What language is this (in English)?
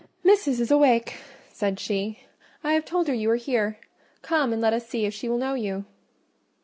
English